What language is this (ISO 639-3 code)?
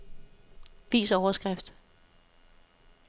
dan